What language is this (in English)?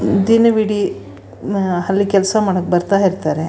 Kannada